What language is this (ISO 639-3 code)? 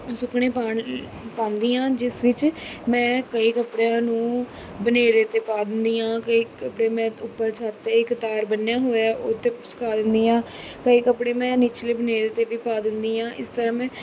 pan